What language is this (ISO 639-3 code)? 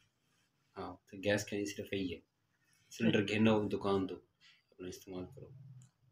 pan